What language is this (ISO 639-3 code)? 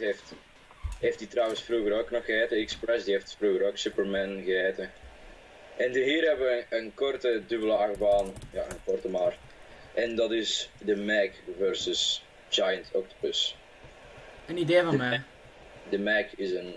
nld